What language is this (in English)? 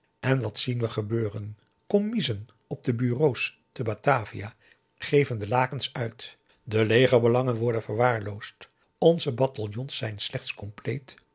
Dutch